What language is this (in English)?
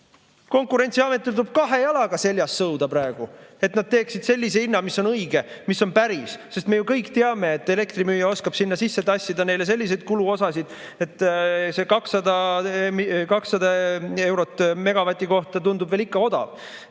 Estonian